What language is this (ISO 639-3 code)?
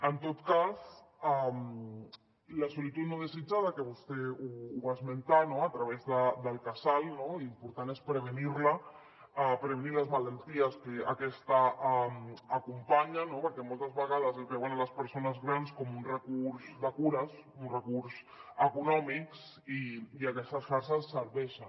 cat